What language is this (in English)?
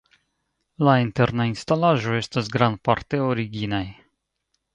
Esperanto